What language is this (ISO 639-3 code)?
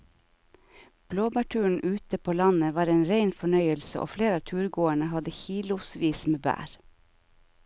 nor